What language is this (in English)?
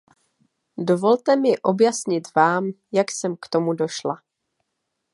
Czech